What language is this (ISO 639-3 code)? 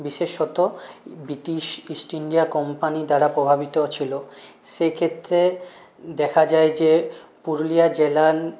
ben